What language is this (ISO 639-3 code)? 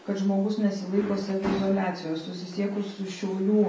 lit